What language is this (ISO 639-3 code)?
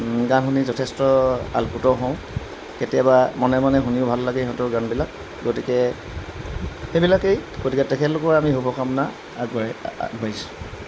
asm